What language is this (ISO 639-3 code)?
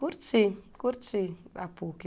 por